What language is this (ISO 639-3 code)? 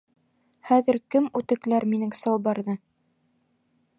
bak